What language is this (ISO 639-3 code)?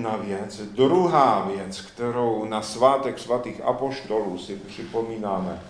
ces